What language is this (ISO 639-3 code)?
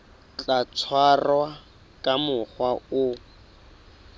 sot